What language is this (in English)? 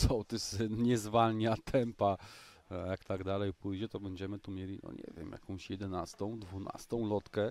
Polish